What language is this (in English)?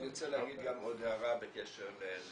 Hebrew